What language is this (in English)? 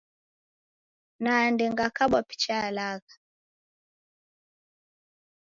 Taita